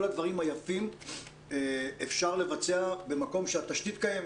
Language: Hebrew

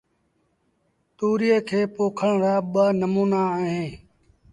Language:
Sindhi Bhil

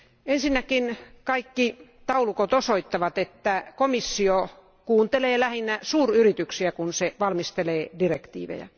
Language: Finnish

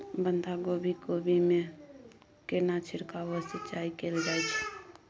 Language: Maithili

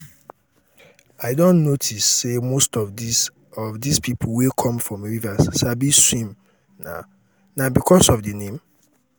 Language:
Nigerian Pidgin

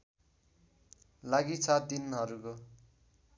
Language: Nepali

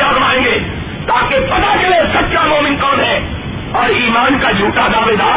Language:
Urdu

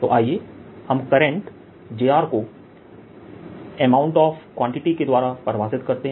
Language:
Hindi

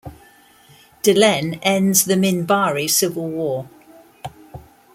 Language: English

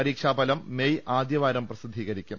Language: Malayalam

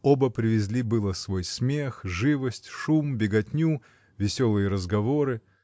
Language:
Russian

